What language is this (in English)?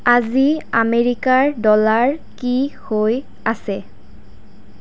Assamese